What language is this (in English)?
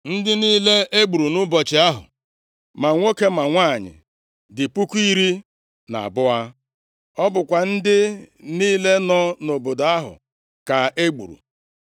Igbo